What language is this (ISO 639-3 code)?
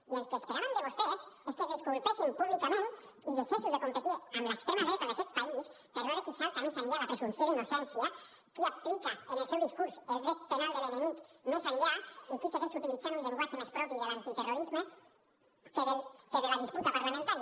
cat